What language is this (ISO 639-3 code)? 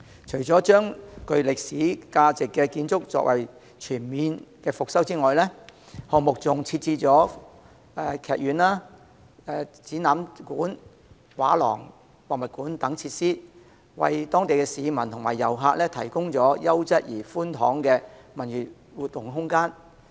yue